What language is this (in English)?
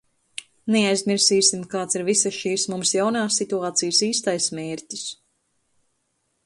Latvian